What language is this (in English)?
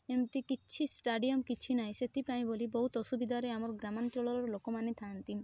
Odia